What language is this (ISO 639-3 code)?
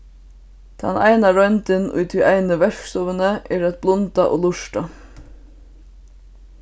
fao